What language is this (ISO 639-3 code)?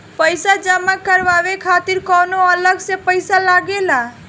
bho